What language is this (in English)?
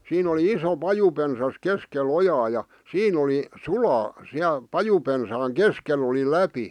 Finnish